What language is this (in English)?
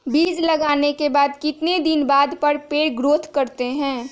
Magahi